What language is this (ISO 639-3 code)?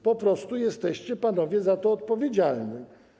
pol